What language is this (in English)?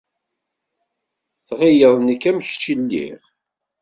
Kabyle